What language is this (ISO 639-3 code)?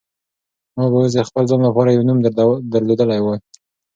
pus